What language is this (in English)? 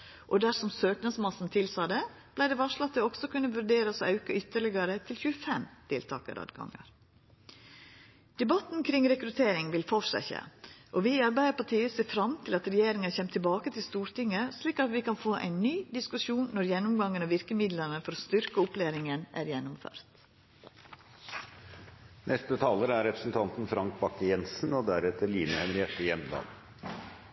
Norwegian